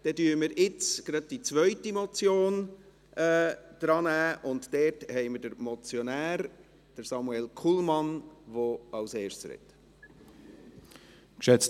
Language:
Swiss German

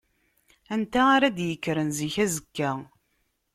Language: Kabyle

